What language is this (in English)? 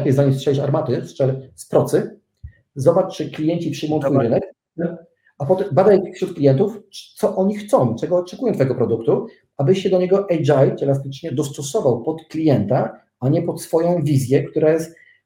Polish